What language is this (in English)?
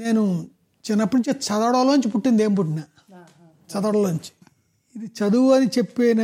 Telugu